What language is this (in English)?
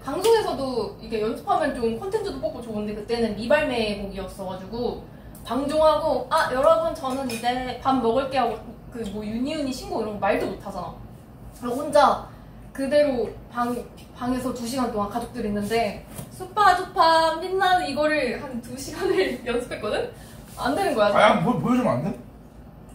Korean